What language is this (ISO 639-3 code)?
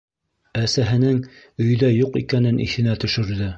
bak